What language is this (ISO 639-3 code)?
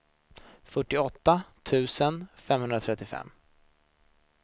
swe